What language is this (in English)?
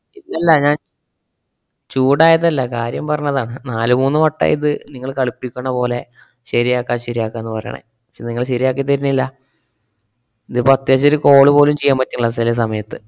Malayalam